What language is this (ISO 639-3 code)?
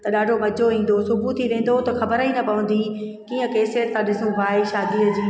snd